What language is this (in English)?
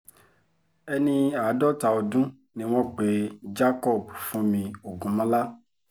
Yoruba